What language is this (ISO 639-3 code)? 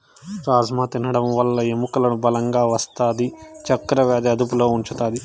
tel